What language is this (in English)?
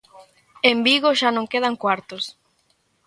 Galician